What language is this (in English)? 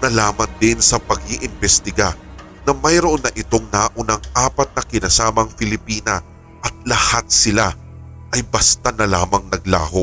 Filipino